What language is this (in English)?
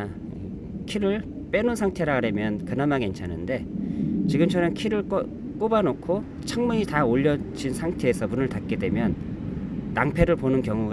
Korean